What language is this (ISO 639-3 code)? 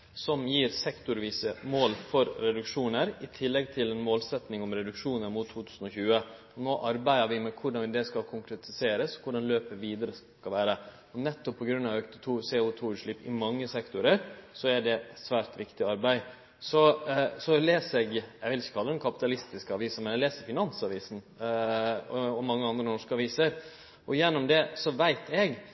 nno